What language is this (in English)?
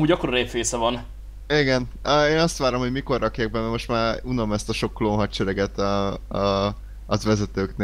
Hungarian